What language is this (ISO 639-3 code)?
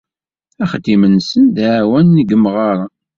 kab